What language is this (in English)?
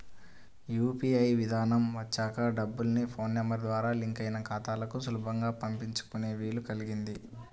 Telugu